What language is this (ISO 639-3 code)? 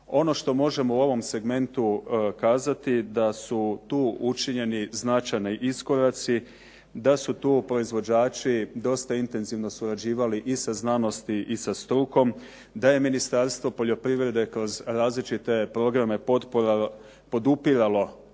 hrv